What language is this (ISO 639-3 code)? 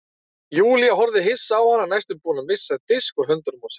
isl